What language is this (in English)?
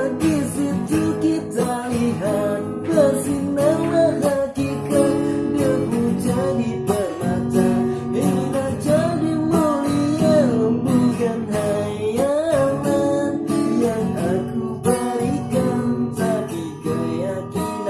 Indonesian